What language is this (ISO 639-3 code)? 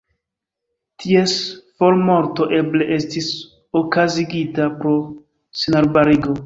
epo